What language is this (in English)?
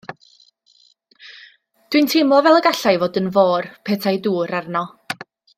Welsh